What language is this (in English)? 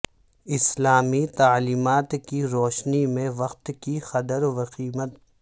Urdu